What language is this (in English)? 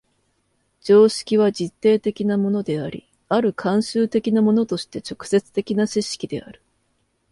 Japanese